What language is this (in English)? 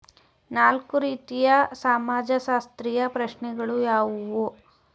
Kannada